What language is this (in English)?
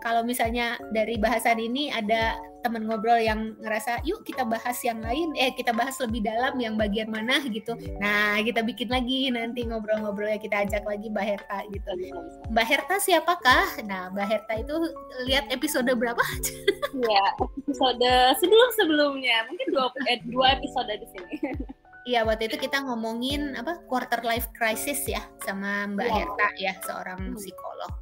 Indonesian